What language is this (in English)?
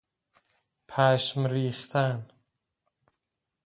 Persian